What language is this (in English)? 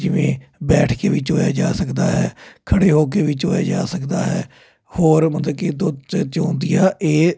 Punjabi